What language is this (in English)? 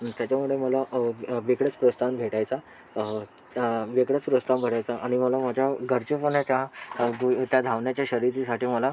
Marathi